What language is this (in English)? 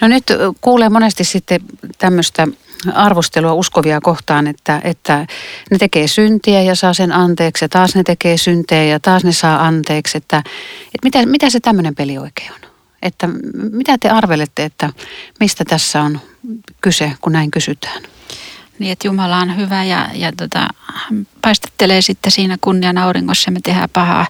Finnish